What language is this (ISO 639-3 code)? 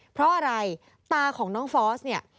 tha